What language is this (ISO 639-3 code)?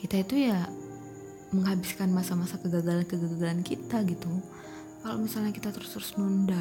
ind